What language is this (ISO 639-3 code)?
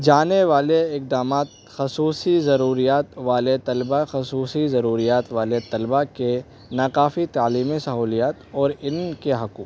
urd